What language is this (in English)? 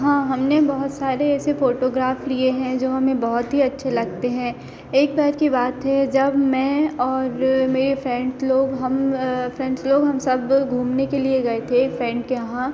Hindi